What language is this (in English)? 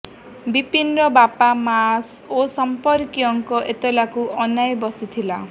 Odia